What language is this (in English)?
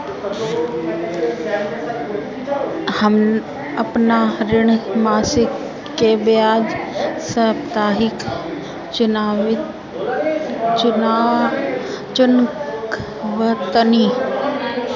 Bhojpuri